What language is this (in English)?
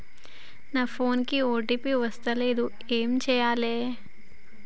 Telugu